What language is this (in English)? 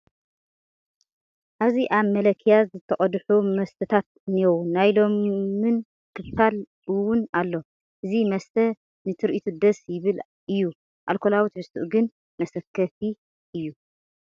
Tigrinya